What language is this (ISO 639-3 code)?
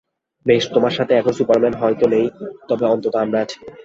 ben